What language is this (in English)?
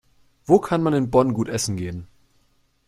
German